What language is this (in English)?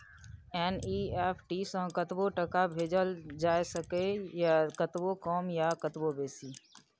Maithili